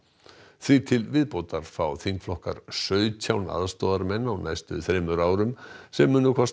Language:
Icelandic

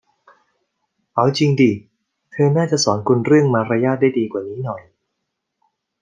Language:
Thai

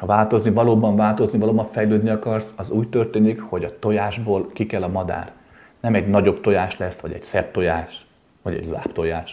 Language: Hungarian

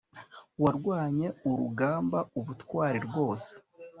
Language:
Kinyarwanda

